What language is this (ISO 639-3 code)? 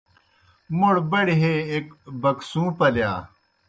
plk